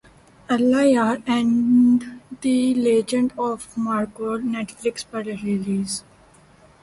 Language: Urdu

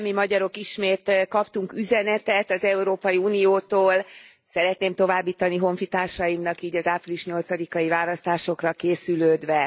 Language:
Hungarian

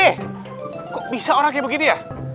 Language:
Indonesian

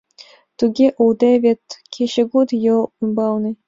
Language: Mari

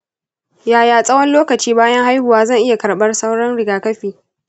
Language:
Hausa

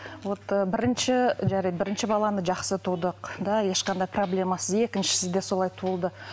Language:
Kazakh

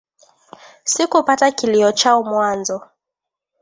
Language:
Swahili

